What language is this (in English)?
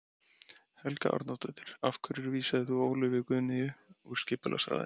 Icelandic